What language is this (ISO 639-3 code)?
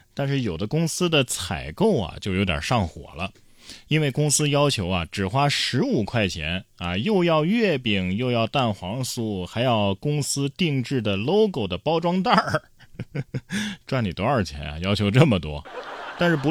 zho